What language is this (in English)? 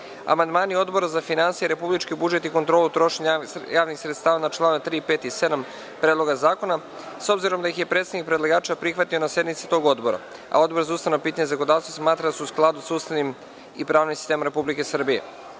Serbian